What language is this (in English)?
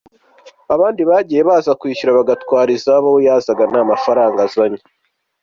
Kinyarwanda